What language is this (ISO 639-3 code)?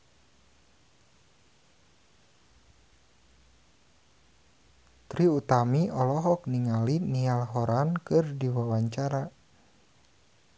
sun